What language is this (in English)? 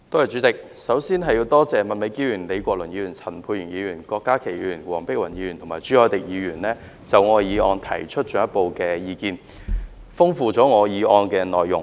Cantonese